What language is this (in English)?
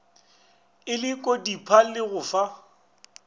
Northern Sotho